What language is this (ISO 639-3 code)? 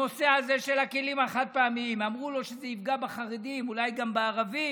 heb